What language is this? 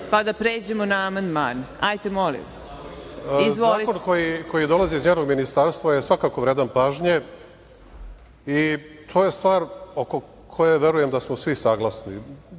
Serbian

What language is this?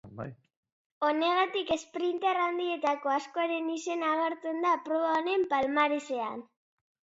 Basque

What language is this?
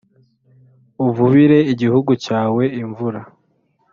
Kinyarwanda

